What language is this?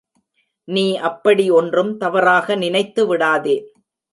Tamil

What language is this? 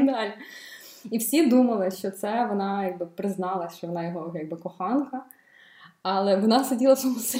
Ukrainian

